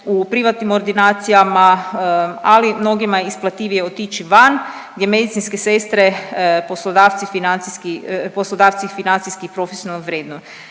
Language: Croatian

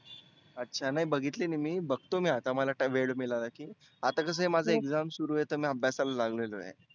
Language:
Marathi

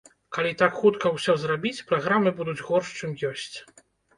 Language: Belarusian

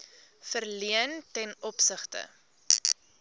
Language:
Afrikaans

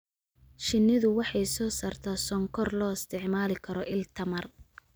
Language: Somali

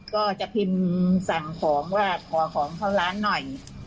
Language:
Thai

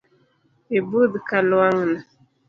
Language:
Luo (Kenya and Tanzania)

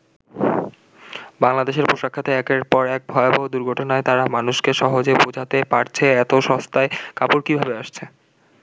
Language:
Bangla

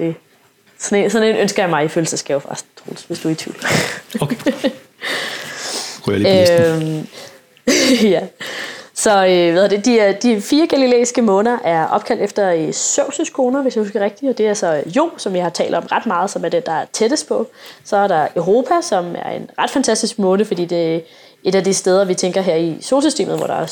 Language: Danish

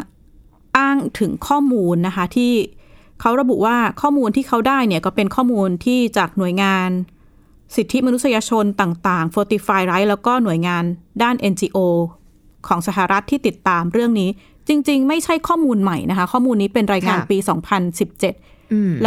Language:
Thai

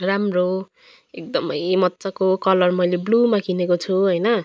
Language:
Nepali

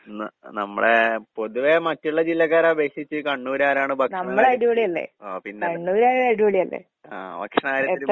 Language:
Malayalam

